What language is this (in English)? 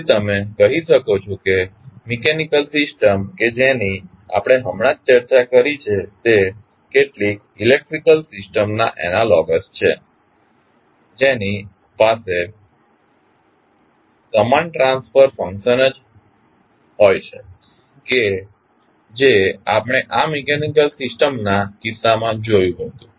Gujarati